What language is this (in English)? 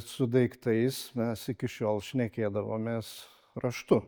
Lithuanian